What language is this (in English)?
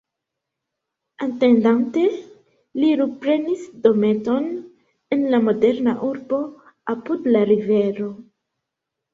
Esperanto